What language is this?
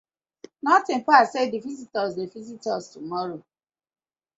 Nigerian Pidgin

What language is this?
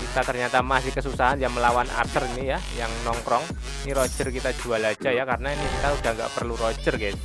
Indonesian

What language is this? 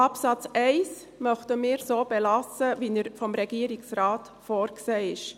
Swiss German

